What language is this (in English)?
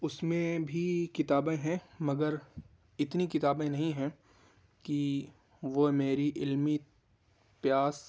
Urdu